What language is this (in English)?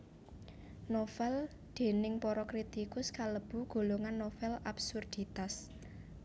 Javanese